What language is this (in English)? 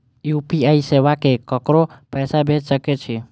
Maithili